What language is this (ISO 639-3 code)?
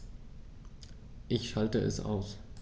deu